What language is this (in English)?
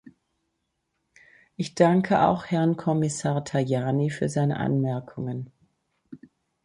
German